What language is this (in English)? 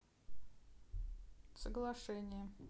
Russian